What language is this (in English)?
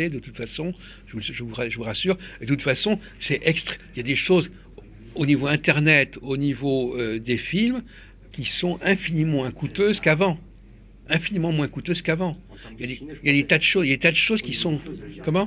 French